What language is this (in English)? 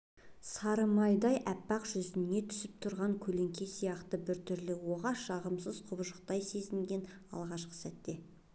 Kazakh